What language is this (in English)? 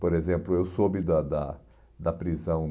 Portuguese